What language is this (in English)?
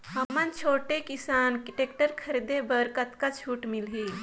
Chhattisgarhi